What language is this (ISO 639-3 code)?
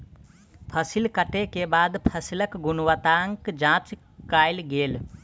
mai